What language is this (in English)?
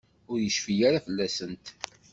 Kabyle